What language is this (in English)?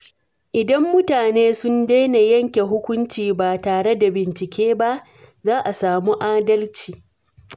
Hausa